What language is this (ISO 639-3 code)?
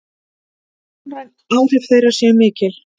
isl